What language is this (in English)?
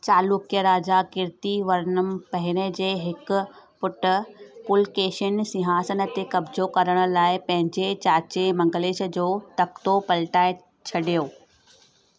Sindhi